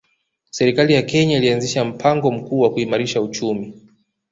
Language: Swahili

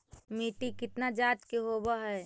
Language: Magahi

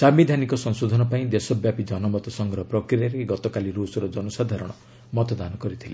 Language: Odia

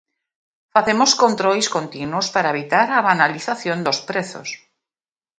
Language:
Galician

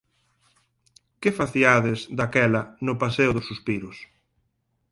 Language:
Galician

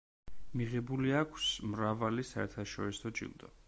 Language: Georgian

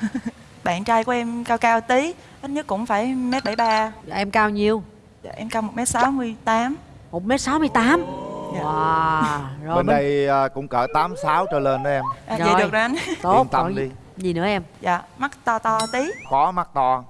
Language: Vietnamese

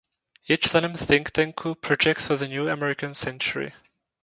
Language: Czech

